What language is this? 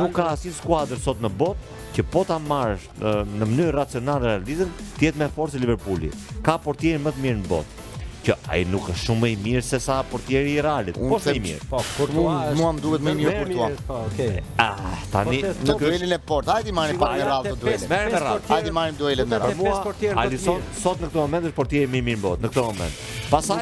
Romanian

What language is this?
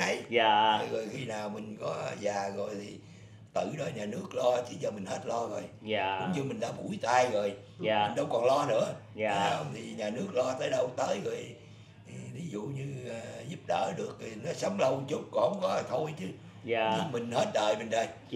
Vietnamese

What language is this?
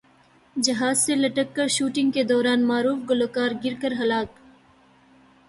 Urdu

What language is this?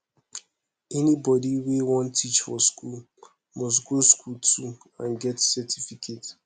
Nigerian Pidgin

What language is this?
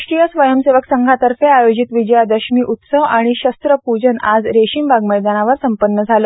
Marathi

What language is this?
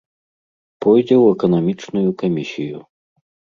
Belarusian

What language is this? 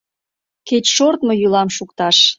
Mari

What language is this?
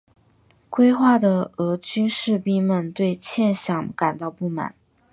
Chinese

